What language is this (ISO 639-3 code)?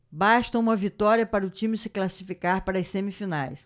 por